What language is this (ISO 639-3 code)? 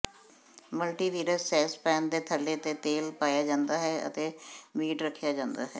pan